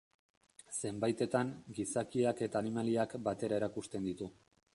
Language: Basque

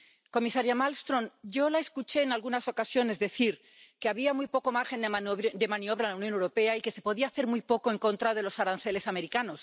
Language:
Spanish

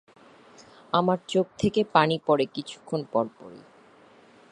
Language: Bangla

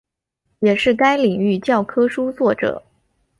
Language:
Chinese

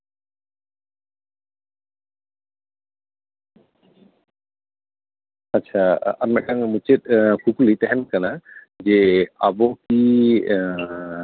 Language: Santali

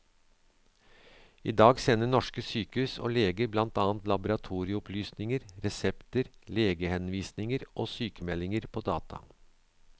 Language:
Norwegian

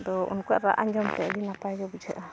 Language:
Santali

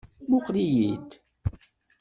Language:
Kabyle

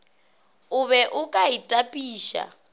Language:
Northern Sotho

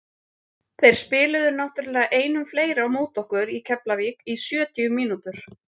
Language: Icelandic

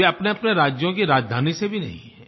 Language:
Hindi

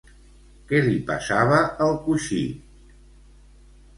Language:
Catalan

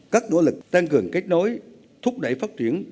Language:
Vietnamese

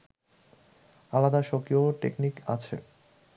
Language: Bangla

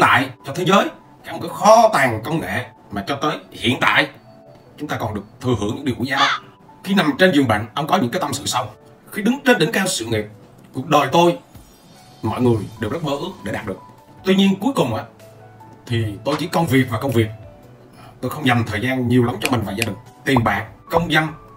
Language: Vietnamese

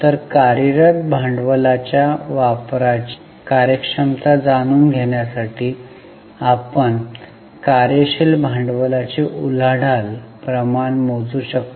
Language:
Marathi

